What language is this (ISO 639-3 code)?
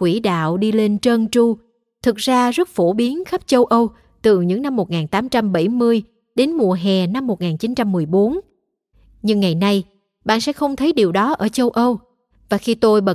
vie